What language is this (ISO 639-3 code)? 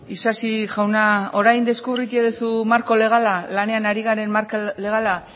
eus